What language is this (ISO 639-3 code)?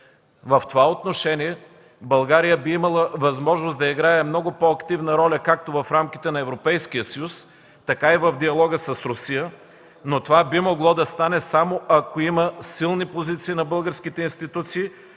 bul